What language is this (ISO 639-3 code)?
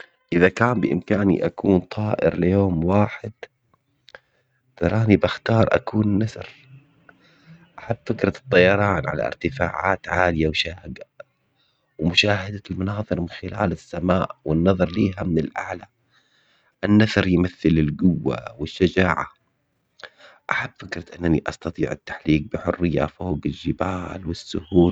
acx